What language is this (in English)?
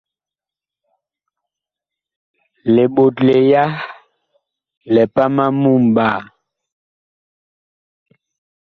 Bakoko